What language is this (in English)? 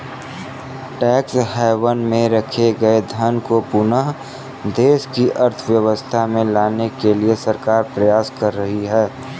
Hindi